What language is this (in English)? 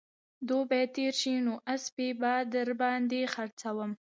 Pashto